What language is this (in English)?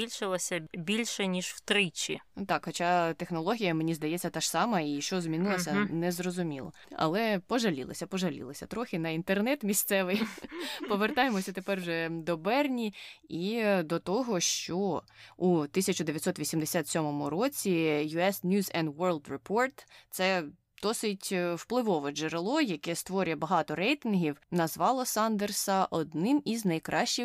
Ukrainian